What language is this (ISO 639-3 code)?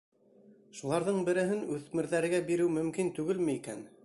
bak